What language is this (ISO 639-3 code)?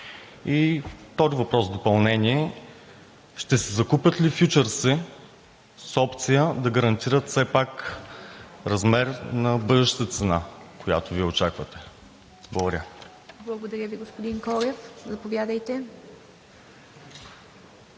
bul